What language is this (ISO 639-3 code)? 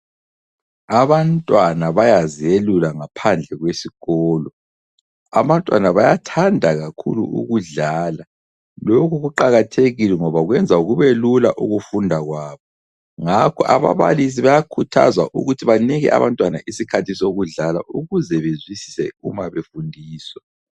nde